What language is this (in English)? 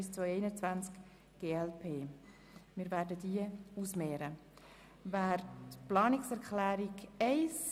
Swiss German